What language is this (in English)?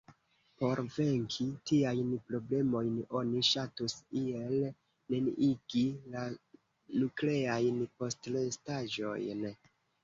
Esperanto